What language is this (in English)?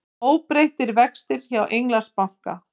Icelandic